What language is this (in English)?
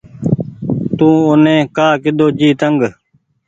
Goaria